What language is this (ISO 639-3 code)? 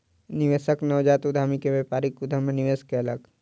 mai